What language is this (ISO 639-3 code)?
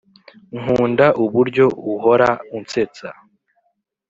kin